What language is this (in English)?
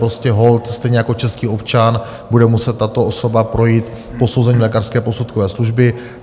Czech